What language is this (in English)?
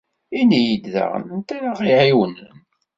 Kabyle